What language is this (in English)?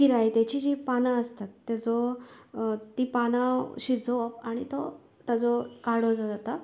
Konkani